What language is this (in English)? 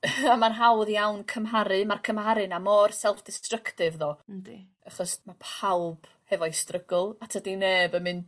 Welsh